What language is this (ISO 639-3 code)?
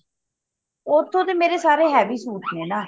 pan